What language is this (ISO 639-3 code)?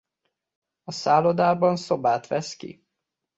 hun